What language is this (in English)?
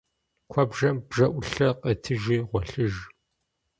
Kabardian